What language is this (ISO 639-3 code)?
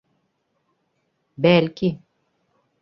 bak